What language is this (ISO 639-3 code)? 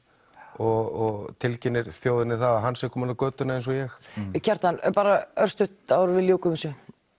isl